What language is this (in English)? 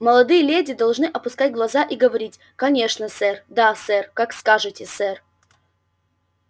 Russian